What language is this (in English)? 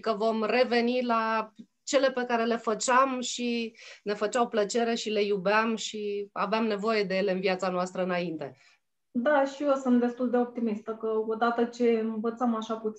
Romanian